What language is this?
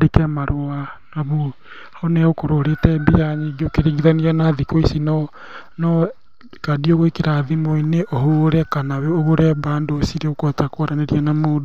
Kikuyu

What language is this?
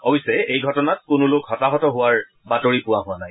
Assamese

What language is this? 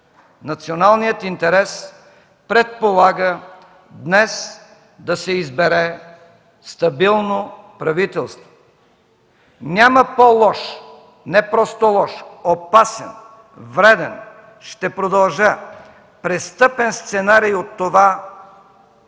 Bulgarian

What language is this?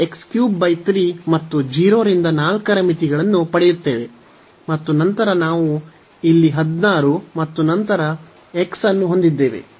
Kannada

